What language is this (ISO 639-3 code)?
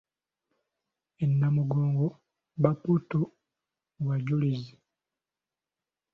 lug